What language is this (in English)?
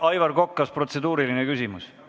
Estonian